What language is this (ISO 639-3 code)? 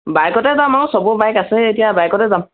asm